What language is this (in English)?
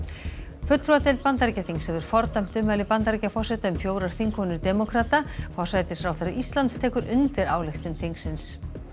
Icelandic